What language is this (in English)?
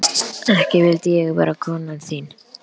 Icelandic